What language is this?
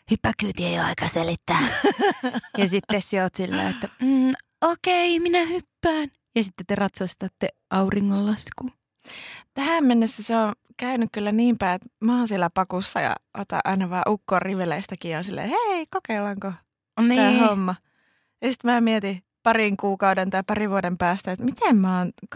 Finnish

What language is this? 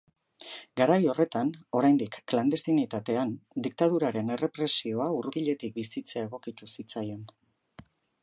Basque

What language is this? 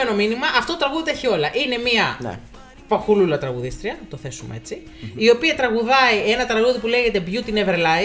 Greek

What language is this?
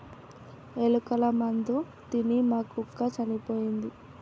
Telugu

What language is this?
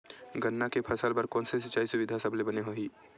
Chhattisgarhi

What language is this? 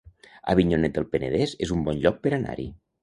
Catalan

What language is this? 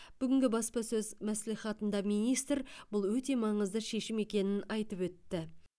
Kazakh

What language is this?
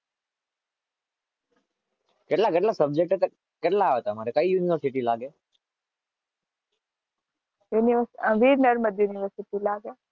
Gujarati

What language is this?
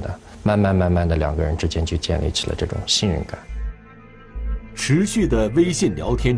Chinese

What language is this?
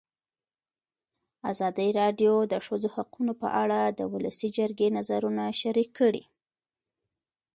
Pashto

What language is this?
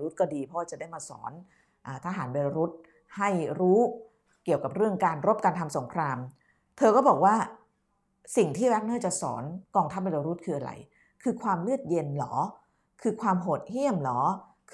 Thai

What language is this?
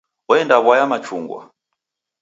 Taita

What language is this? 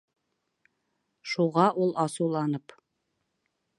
Bashkir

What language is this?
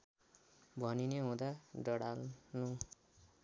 Nepali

